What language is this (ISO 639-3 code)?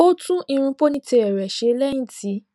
yor